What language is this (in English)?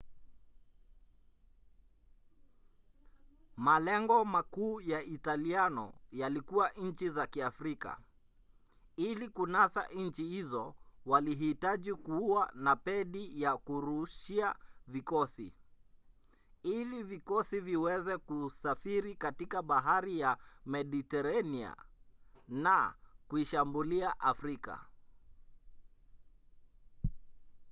Swahili